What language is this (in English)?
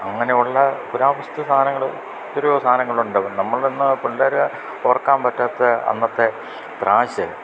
Malayalam